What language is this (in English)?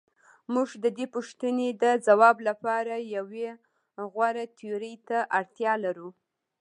Pashto